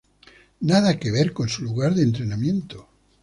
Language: Spanish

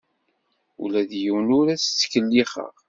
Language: Kabyle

